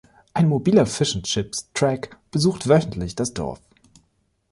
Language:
German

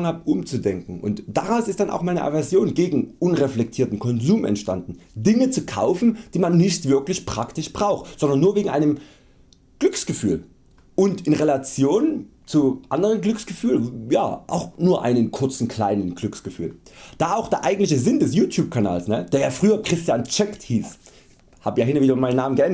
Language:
German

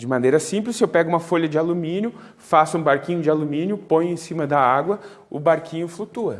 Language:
Portuguese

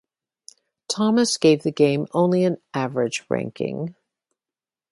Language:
English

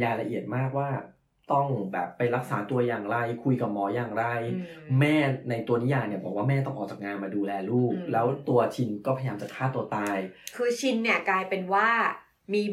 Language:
Thai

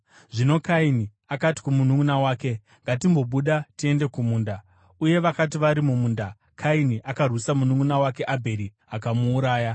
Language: Shona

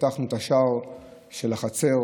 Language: Hebrew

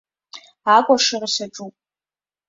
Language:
Abkhazian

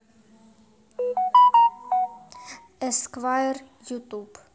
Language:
Russian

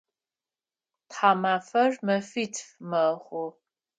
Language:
Adyghe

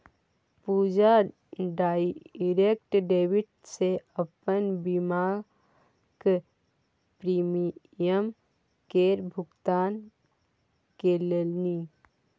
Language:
Maithili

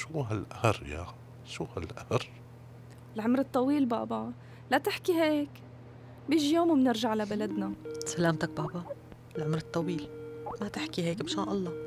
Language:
Arabic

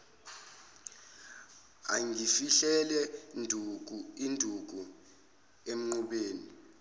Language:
Zulu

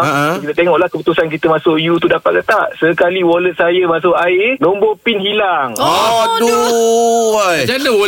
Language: Malay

